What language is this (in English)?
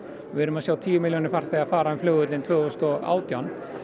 Icelandic